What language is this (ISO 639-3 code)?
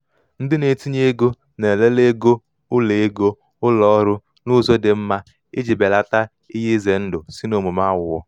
ibo